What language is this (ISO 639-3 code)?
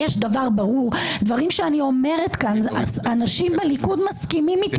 heb